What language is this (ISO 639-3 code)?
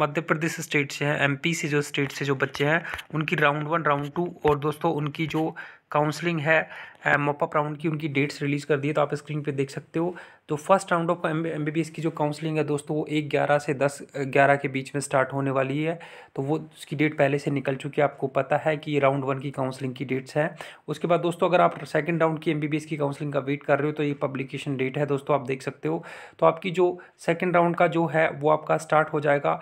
hin